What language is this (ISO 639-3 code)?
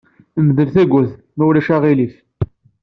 kab